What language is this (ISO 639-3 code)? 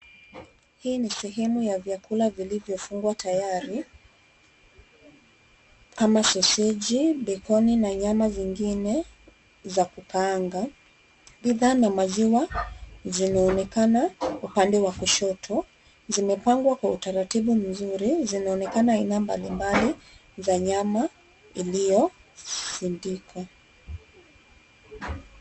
swa